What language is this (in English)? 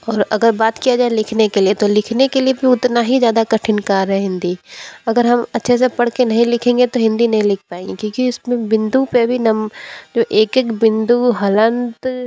Hindi